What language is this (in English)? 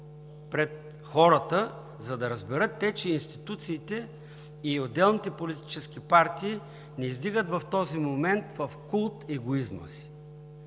Bulgarian